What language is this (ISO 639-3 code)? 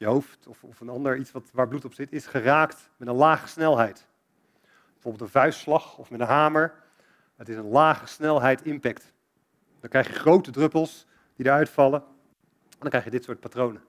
nld